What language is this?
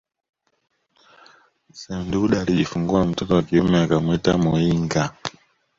Swahili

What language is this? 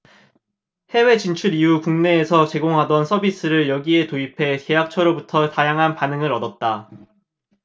Korean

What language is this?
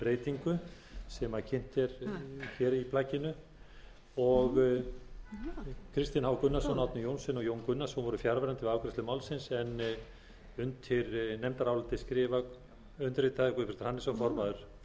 Icelandic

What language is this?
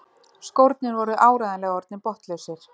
Icelandic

